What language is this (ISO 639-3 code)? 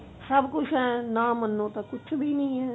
pan